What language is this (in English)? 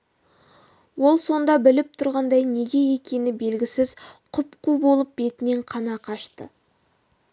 Kazakh